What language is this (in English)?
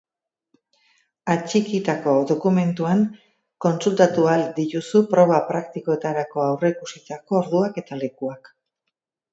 Basque